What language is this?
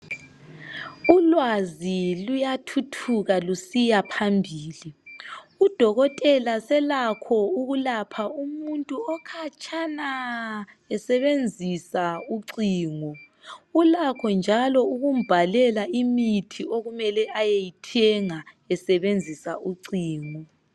North Ndebele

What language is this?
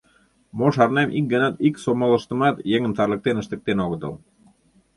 Mari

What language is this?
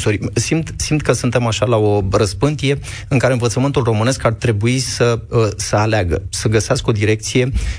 Romanian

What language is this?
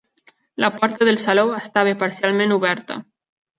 Catalan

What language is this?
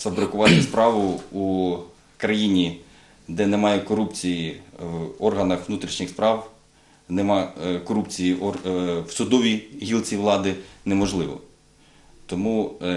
Ukrainian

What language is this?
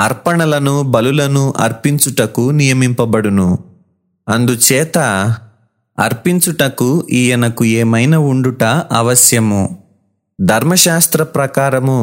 Telugu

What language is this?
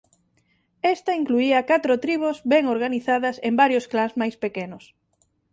Galician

